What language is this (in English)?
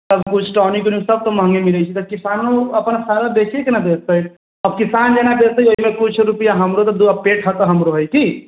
Maithili